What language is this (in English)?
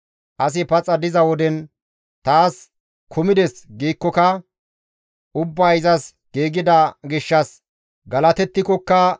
Gamo